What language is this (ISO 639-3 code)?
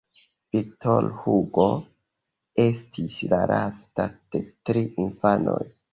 epo